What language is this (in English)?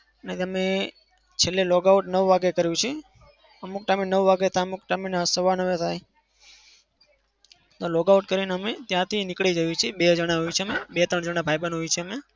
Gujarati